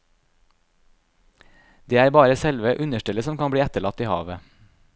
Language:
Norwegian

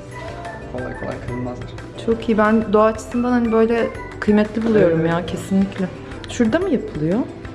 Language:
Turkish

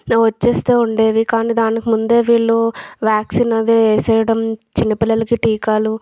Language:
Telugu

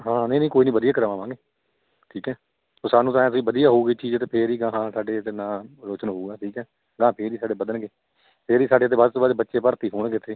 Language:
Punjabi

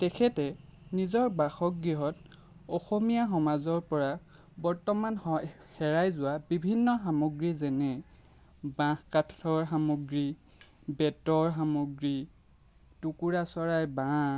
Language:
Assamese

